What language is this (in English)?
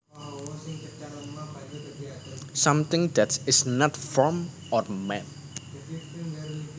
Javanese